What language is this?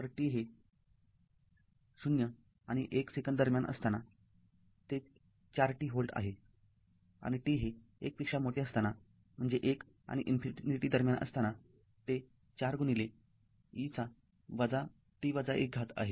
Marathi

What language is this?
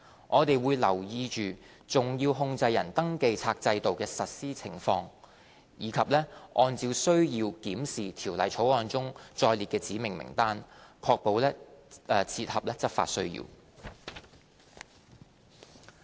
Cantonese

